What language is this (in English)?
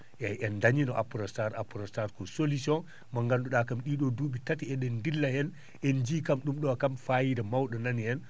Fula